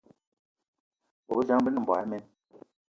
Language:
Eton (Cameroon)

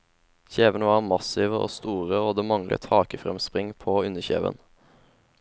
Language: Norwegian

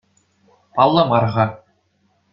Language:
Chuvash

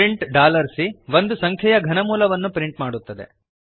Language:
Kannada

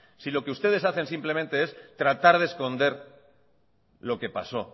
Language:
Spanish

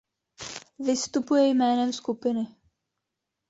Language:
Czech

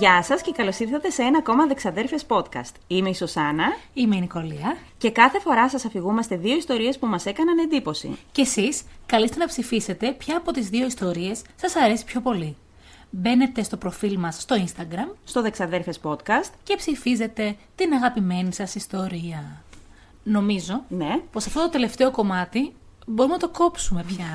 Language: Greek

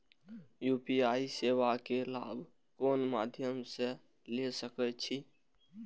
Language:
Maithili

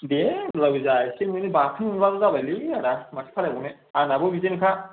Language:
Bodo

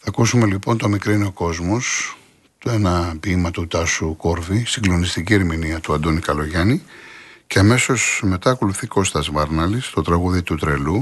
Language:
Greek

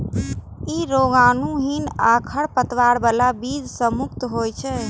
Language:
Maithili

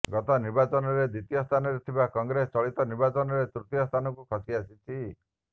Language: Odia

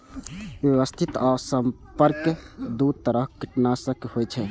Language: Maithili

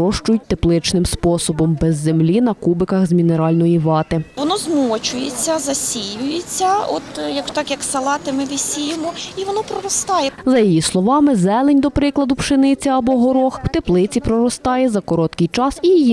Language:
Ukrainian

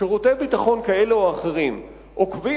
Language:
Hebrew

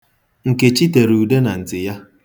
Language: Igbo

